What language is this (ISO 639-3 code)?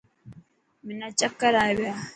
mki